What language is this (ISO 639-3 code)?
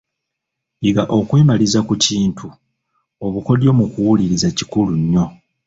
lug